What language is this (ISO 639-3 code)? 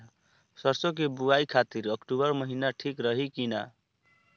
bho